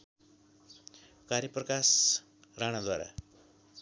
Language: Nepali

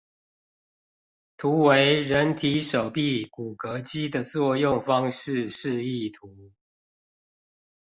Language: Chinese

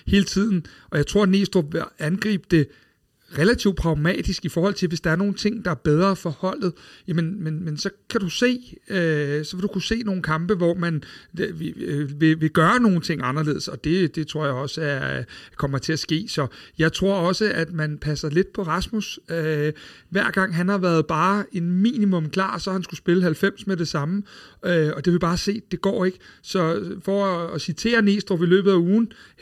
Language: Danish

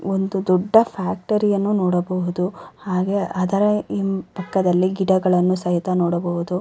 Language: Kannada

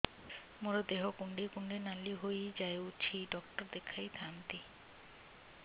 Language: Odia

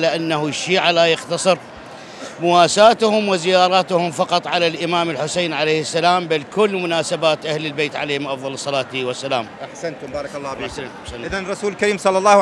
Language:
Arabic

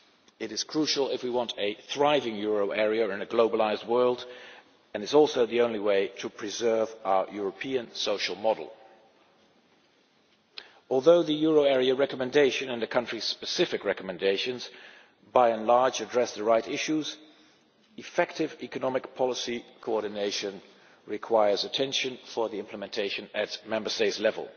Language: English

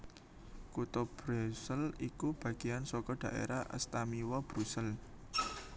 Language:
Javanese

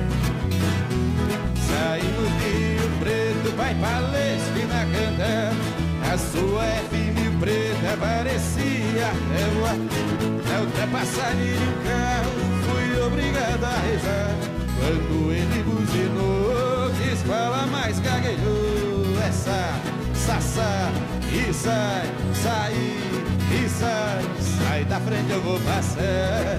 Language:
Portuguese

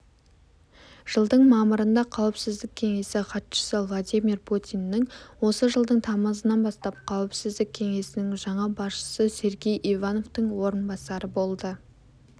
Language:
Kazakh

